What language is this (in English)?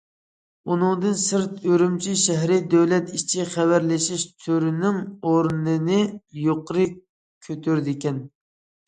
Uyghur